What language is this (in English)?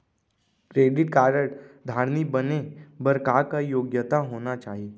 Chhattisgarhi